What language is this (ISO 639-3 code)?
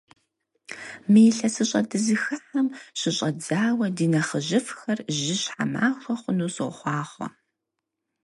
kbd